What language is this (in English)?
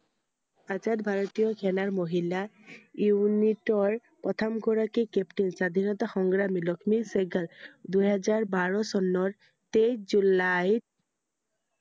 Assamese